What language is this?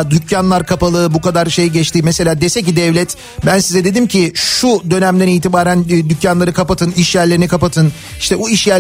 Turkish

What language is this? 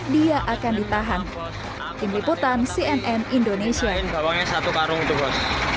Indonesian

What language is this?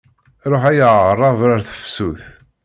Kabyle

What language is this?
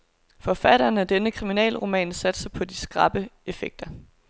Danish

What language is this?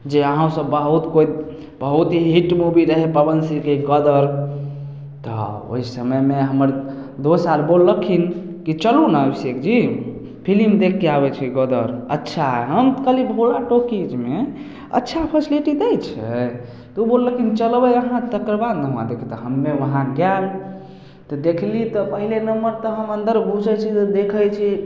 Maithili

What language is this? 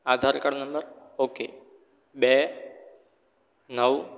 Gujarati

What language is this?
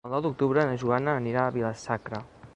Catalan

